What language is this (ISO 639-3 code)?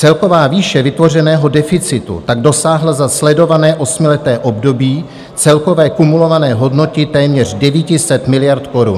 ces